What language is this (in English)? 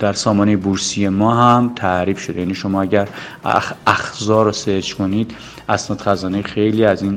Persian